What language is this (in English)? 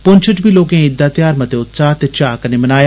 Dogri